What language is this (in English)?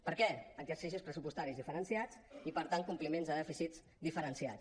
Catalan